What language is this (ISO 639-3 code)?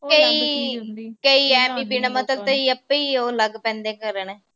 pan